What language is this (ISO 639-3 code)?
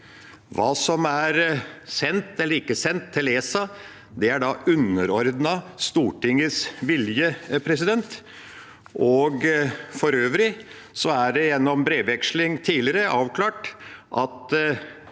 nor